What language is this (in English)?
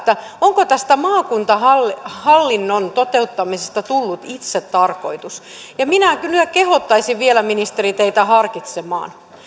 Finnish